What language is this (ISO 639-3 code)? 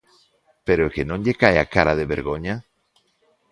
glg